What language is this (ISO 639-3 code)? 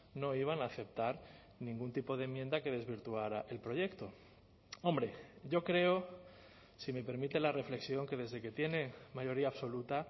spa